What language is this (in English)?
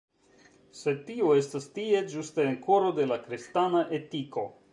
Esperanto